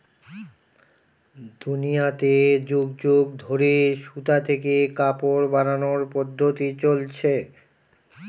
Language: Bangla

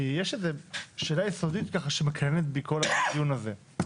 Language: Hebrew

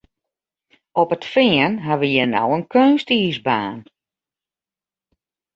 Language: Western Frisian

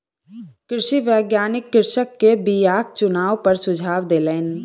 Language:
Maithili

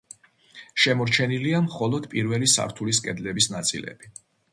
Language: Georgian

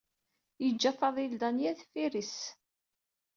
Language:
Kabyle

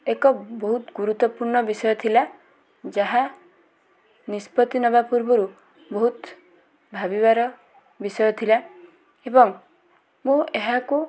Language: Odia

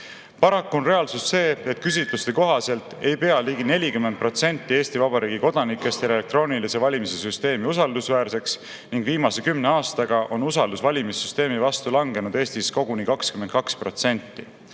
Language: Estonian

